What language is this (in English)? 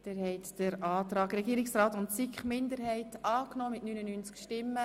Swiss German